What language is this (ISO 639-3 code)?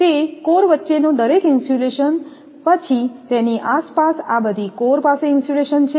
guj